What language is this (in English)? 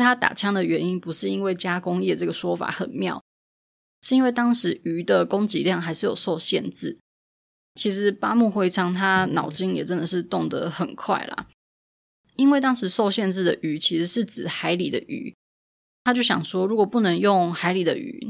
Chinese